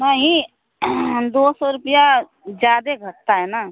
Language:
Hindi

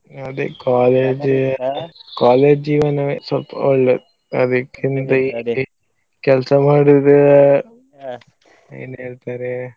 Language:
Kannada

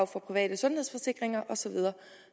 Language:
Danish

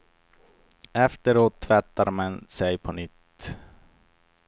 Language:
Swedish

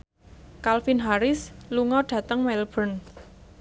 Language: Javanese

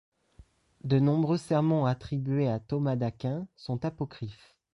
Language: French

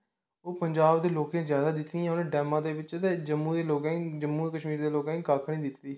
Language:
Dogri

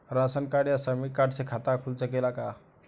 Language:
Bhojpuri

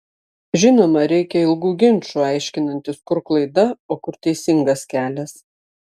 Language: Lithuanian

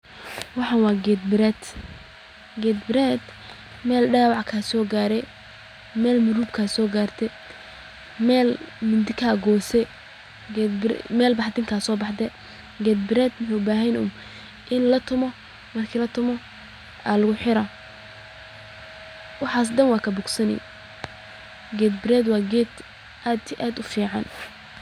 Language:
Somali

